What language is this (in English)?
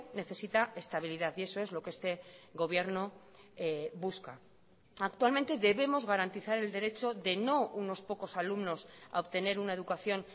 Spanish